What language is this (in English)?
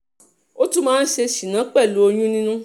Yoruba